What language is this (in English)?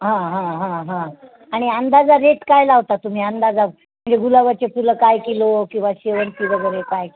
Marathi